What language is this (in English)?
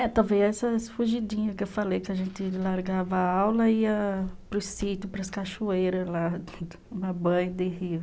Portuguese